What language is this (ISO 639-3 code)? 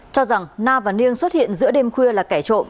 vie